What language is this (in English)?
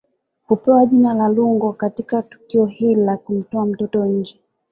Swahili